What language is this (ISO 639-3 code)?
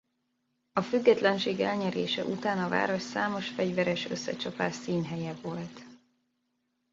hun